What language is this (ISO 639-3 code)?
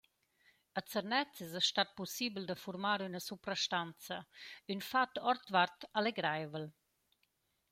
roh